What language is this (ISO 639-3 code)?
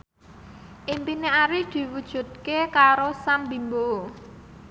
jav